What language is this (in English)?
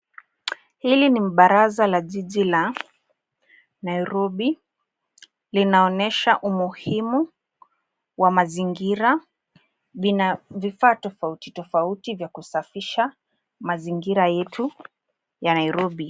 Swahili